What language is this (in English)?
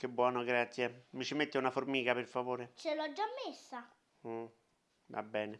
Italian